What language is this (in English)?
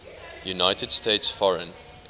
English